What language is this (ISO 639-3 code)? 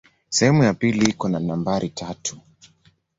swa